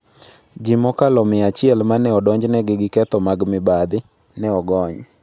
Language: Luo (Kenya and Tanzania)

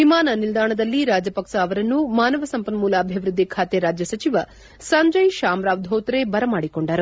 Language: Kannada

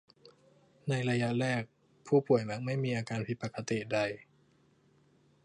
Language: Thai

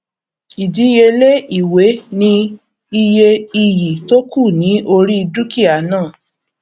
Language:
Yoruba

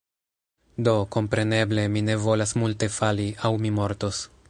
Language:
Esperanto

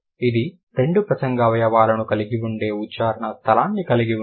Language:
Telugu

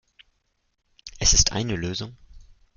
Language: German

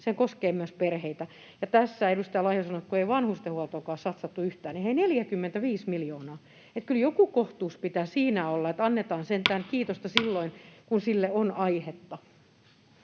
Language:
Finnish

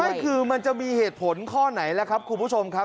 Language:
Thai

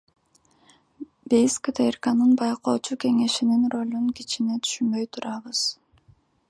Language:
Kyrgyz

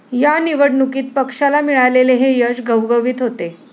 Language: Marathi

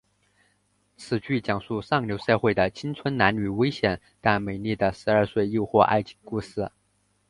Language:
Chinese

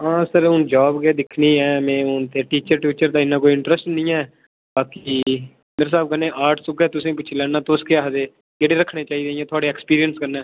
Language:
Dogri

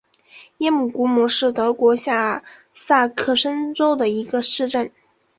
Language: Chinese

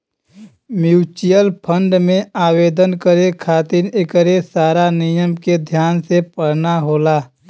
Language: Bhojpuri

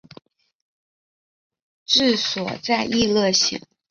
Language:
Chinese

